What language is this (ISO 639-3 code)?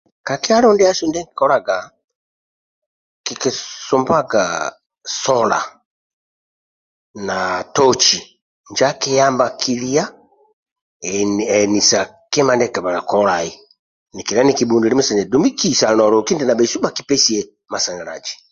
rwm